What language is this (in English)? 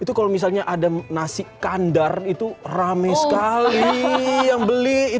Indonesian